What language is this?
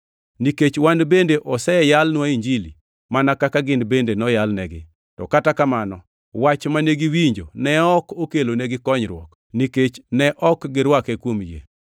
Luo (Kenya and Tanzania)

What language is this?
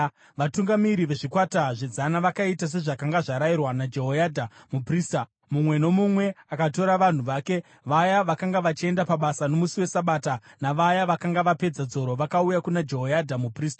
Shona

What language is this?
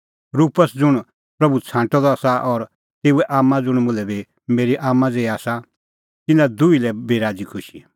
Kullu Pahari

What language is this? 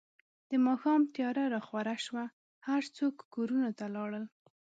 Pashto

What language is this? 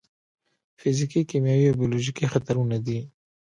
Pashto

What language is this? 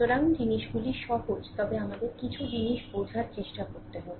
Bangla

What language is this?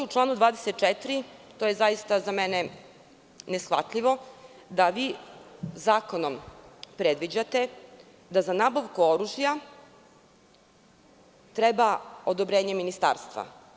Serbian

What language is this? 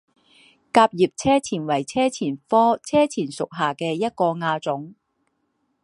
Chinese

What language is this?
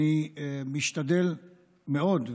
Hebrew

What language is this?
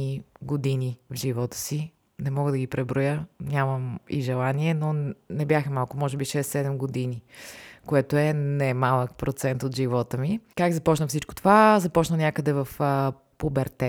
Bulgarian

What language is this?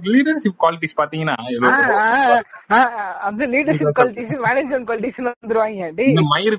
Tamil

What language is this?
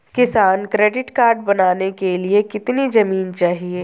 Hindi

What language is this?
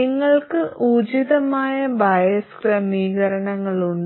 Malayalam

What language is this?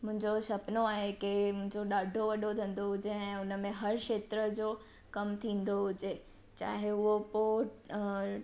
Sindhi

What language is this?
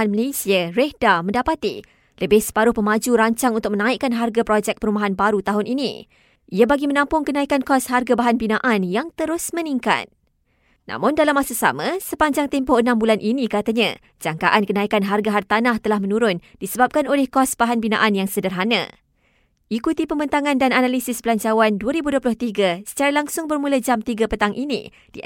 Malay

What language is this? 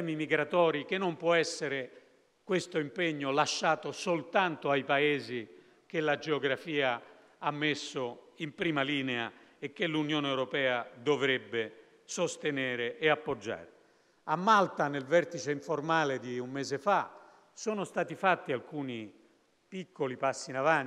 Italian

